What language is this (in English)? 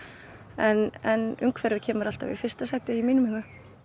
Icelandic